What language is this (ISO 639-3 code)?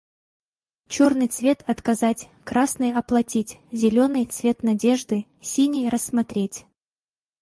rus